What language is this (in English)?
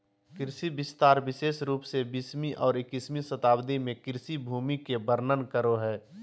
Magahi